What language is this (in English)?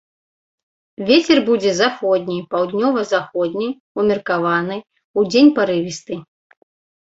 Belarusian